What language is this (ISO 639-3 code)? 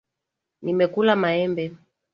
swa